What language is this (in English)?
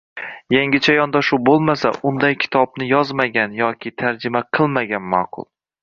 Uzbek